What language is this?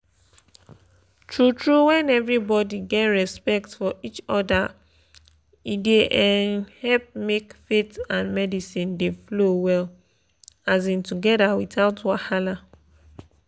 Nigerian Pidgin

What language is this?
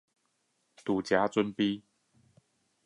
Chinese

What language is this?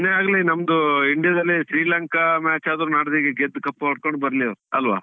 Kannada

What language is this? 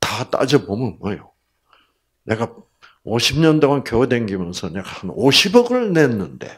Korean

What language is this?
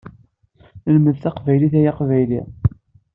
Kabyle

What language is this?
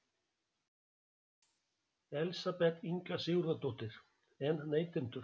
Icelandic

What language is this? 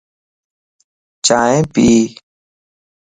Lasi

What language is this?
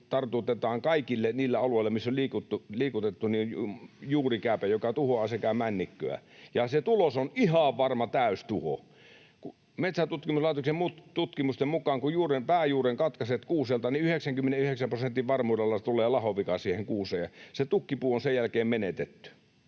Finnish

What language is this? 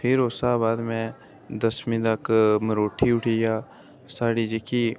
Dogri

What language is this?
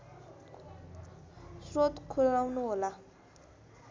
Nepali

